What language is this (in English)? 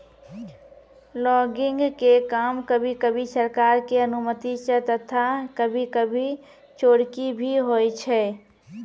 Maithili